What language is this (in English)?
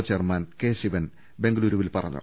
Malayalam